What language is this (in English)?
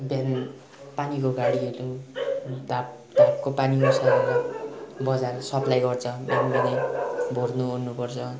Nepali